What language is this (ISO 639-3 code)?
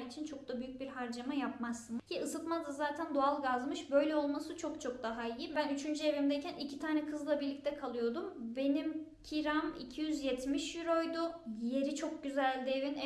tur